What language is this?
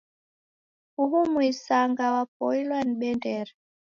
Taita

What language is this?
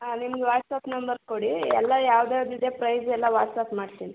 Kannada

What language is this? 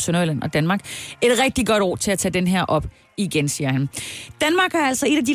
Danish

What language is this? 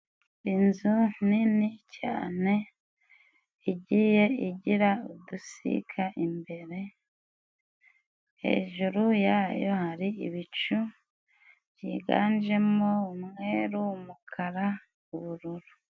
Kinyarwanda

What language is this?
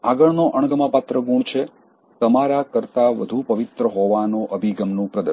Gujarati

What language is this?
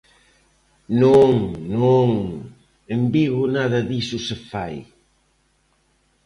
Galician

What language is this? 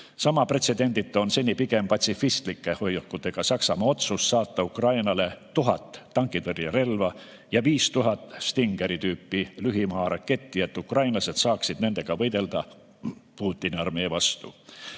Estonian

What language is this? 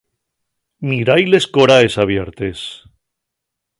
Asturian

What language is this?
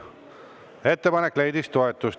Estonian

